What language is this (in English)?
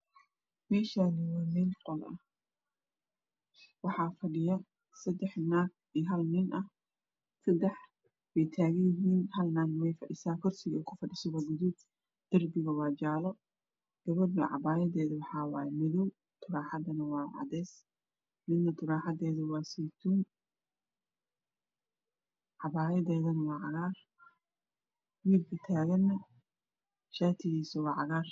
Somali